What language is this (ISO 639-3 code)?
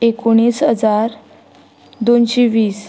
kok